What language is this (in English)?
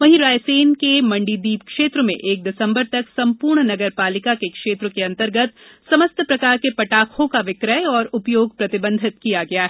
Hindi